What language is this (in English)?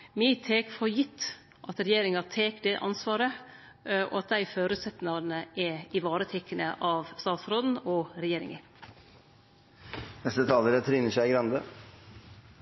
Norwegian